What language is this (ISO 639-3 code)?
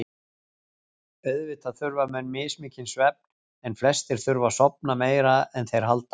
isl